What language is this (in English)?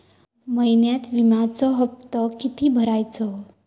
Marathi